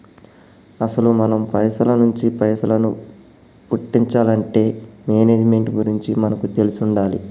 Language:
Telugu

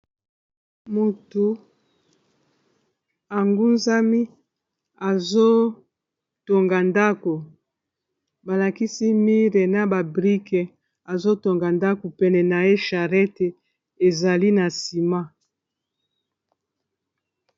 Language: Lingala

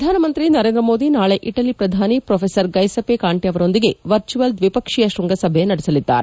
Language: Kannada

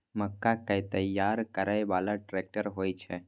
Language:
Maithili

